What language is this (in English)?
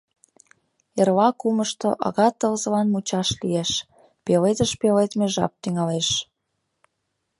Mari